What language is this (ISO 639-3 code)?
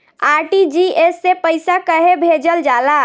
bho